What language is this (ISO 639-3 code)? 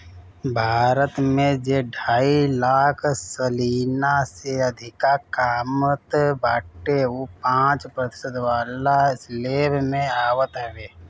bho